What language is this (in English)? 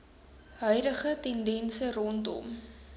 Afrikaans